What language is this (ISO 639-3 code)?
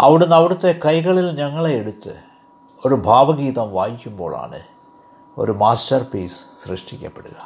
mal